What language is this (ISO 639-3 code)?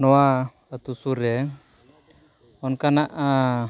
sat